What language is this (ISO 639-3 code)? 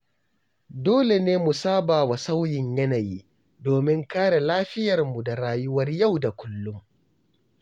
hau